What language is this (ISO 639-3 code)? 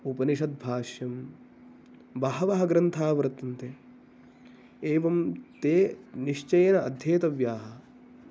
san